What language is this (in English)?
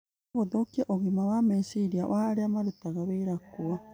Kikuyu